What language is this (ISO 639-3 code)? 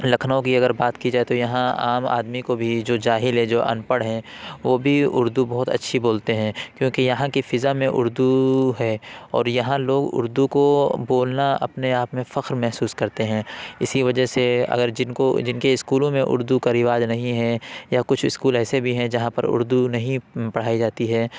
urd